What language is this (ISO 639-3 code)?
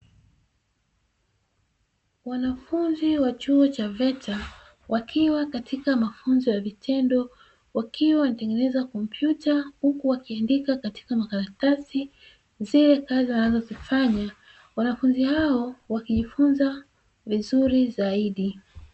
swa